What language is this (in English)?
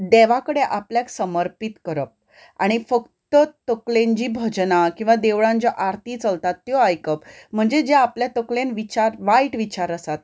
Konkani